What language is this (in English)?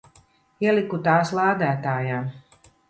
Latvian